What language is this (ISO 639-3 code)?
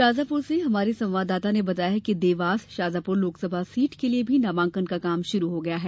hin